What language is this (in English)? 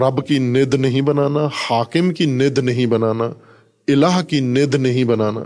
Urdu